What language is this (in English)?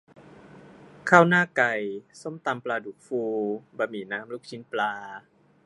Thai